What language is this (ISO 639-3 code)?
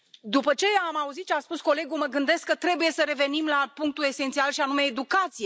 ron